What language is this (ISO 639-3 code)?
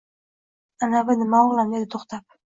uzb